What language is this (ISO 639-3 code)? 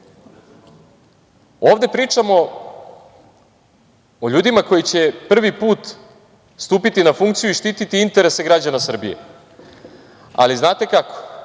srp